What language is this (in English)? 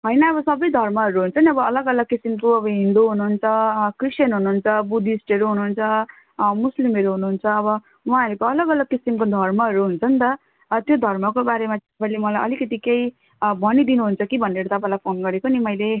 Nepali